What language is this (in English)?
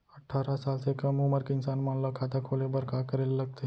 Chhattisgarhi